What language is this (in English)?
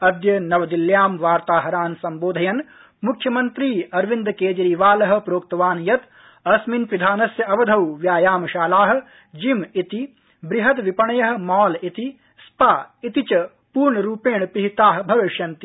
Sanskrit